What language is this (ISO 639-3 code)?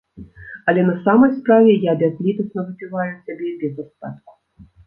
bel